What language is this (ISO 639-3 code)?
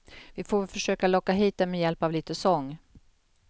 swe